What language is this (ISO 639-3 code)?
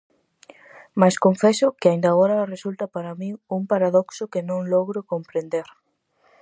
glg